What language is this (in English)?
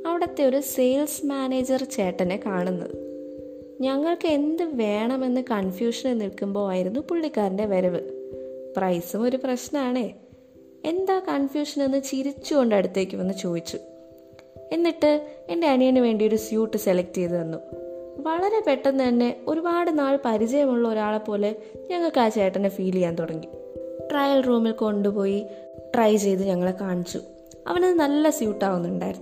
Malayalam